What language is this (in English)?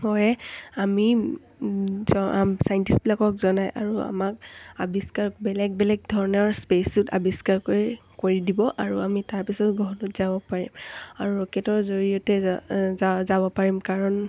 Assamese